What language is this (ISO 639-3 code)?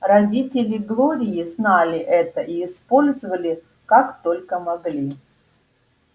rus